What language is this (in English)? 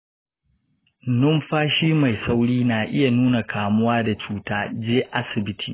Hausa